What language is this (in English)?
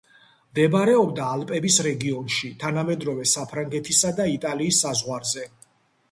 Georgian